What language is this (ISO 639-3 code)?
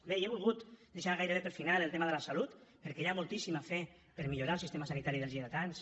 cat